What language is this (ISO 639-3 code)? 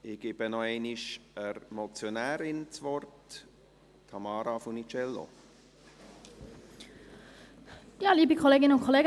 gsw